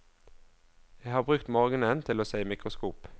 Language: Norwegian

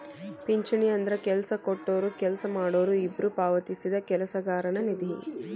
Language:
Kannada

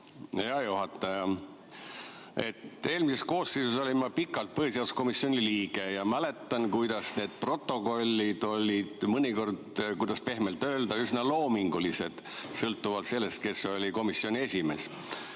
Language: Estonian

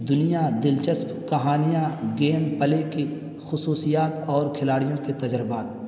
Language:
Urdu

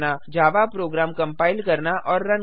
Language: Hindi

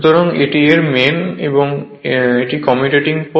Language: Bangla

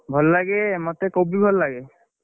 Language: Odia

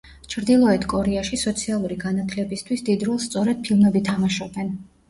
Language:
Georgian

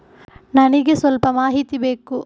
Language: Kannada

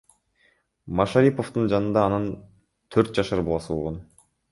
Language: Kyrgyz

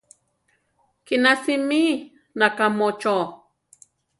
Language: Central Tarahumara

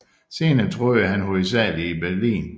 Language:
Danish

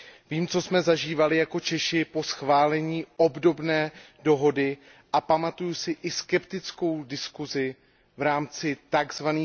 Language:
Czech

